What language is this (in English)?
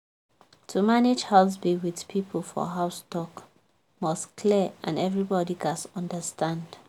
Nigerian Pidgin